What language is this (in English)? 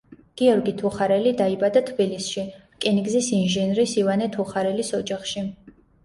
Georgian